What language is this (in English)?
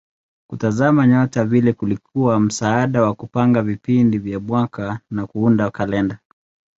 Swahili